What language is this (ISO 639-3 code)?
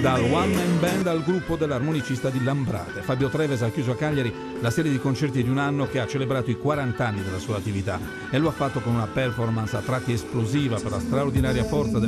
ita